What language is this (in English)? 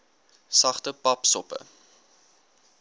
Afrikaans